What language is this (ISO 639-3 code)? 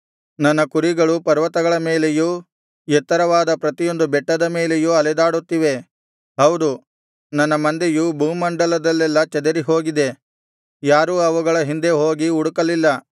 kan